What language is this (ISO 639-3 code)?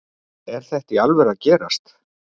isl